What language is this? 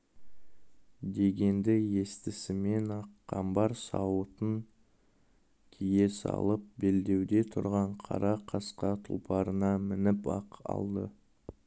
Kazakh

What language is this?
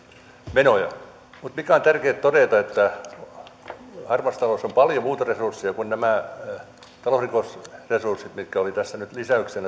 Finnish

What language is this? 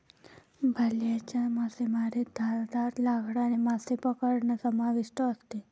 Marathi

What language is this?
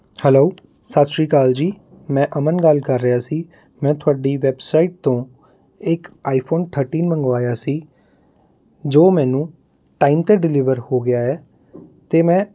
Punjabi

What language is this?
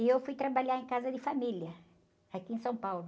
Portuguese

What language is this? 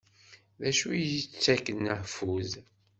Kabyle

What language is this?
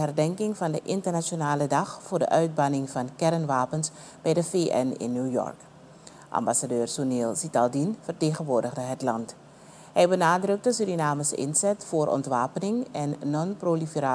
Dutch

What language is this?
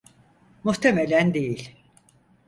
Turkish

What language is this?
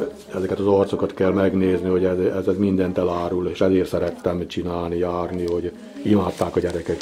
Hungarian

